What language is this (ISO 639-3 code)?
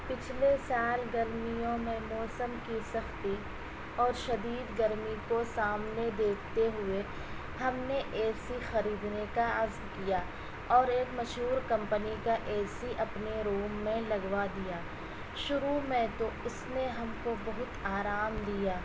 urd